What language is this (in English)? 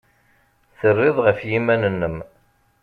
Kabyle